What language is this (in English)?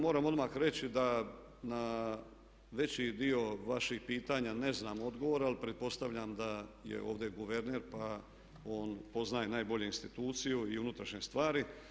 Croatian